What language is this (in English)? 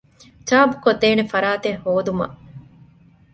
Divehi